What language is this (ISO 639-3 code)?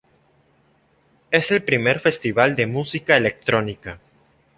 spa